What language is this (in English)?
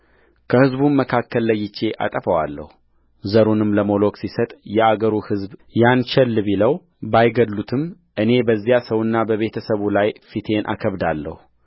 Amharic